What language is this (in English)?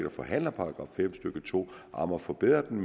Danish